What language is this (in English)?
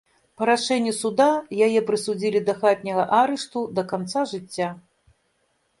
Belarusian